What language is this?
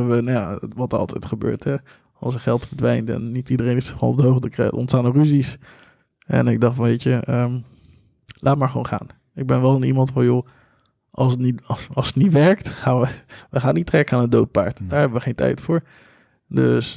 Dutch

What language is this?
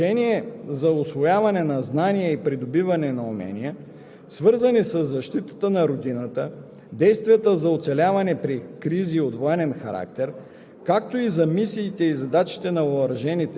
Bulgarian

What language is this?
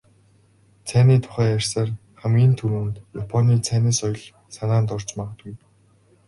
Mongolian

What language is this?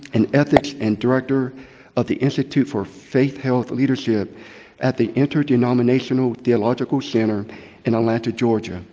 English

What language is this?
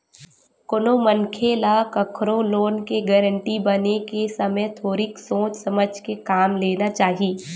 Chhattisgarhi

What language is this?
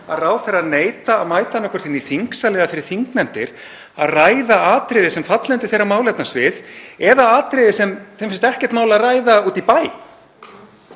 Icelandic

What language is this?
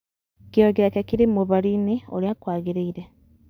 Kikuyu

